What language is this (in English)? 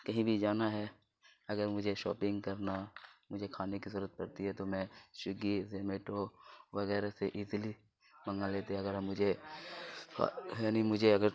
Urdu